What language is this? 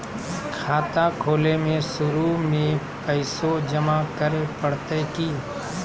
Magahi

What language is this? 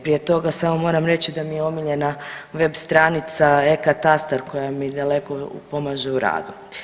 Croatian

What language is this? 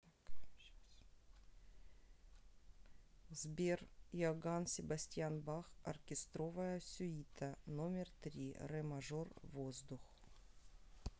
Russian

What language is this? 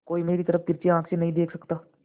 Hindi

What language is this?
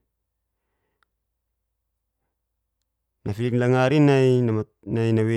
Geser-Gorom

